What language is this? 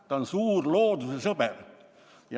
Estonian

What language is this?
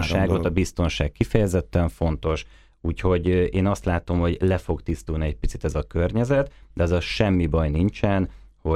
Hungarian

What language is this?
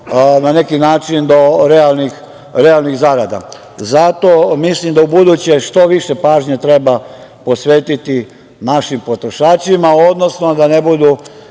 Serbian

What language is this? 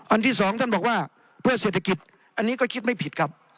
Thai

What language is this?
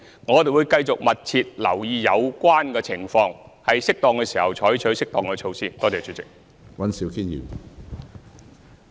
Cantonese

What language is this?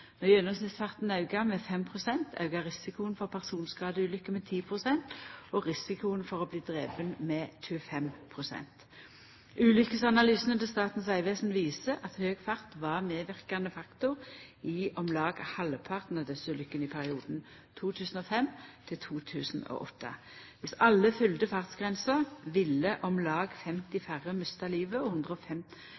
Norwegian Nynorsk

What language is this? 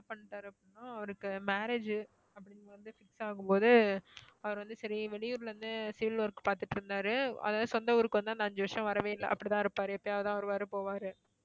Tamil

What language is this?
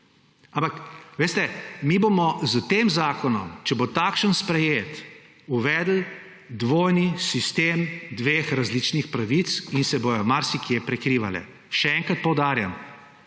Slovenian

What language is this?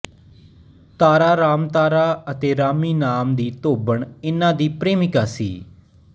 Punjabi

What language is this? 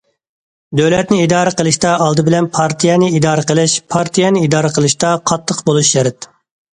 Uyghur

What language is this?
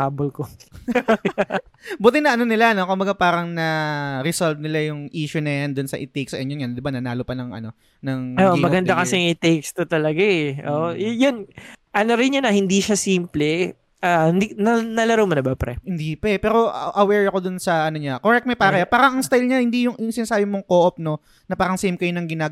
Filipino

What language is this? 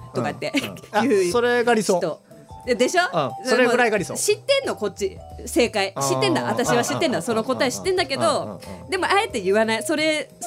Japanese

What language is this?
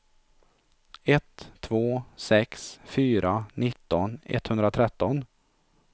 Swedish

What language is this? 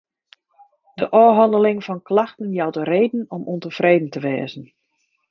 Western Frisian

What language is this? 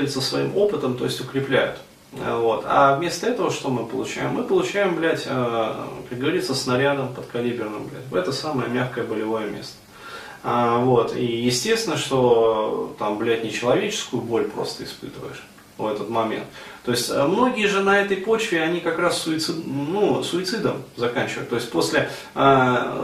Russian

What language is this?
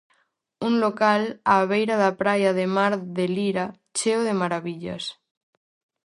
Galician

